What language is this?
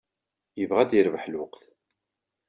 Kabyle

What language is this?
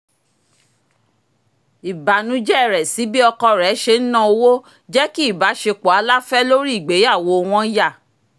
Yoruba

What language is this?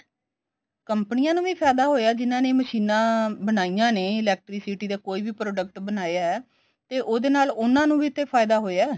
Punjabi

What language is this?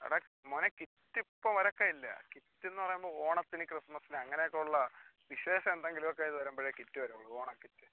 Malayalam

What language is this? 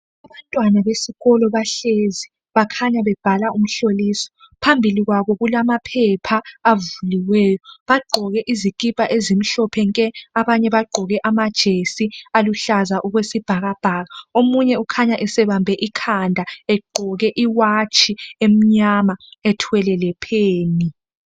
North Ndebele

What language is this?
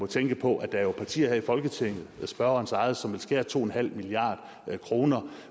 Danish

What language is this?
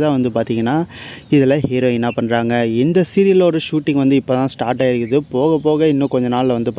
Arabic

